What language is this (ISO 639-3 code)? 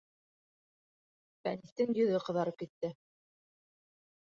bak